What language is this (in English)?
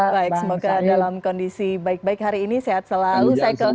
Indonesian